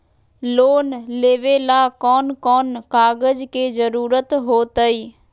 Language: Magahi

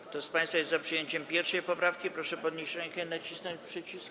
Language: Polish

